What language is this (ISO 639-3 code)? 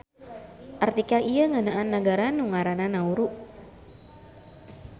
sun